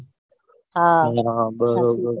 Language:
Gujarati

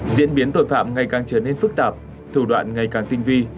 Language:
Vietnamese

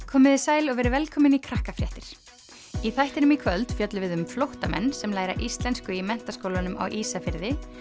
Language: Icelandic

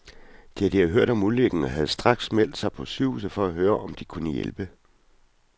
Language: Danish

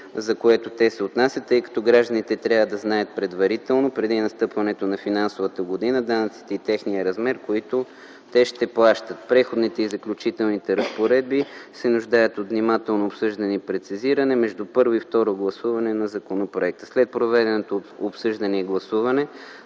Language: Bulgarian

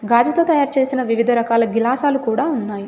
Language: Telugu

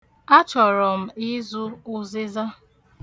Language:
Igbo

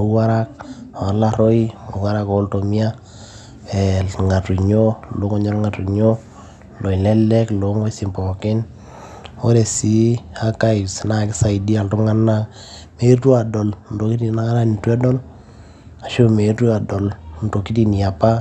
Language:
Masai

